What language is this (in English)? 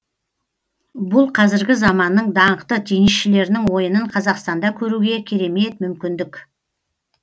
Kazakh